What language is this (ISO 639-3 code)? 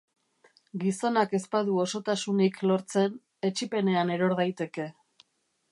eus